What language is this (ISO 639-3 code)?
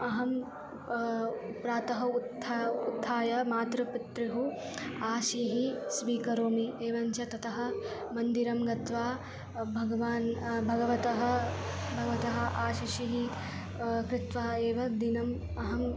san